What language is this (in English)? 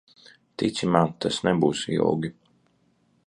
Latvian